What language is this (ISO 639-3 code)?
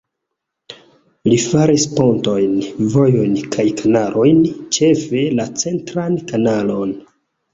epo